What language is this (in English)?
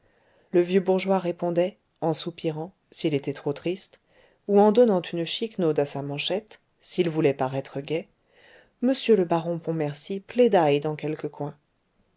French